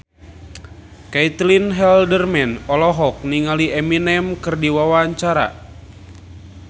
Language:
Sundanese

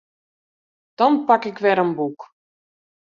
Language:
Western Frisian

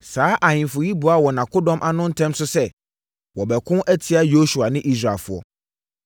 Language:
Akan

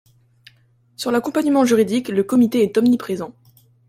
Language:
French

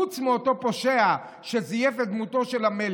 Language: Hebrew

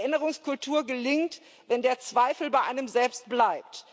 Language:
German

